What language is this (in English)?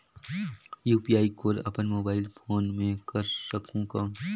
Chhattisgarhi